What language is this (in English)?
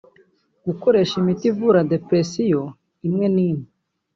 Kinyarwanda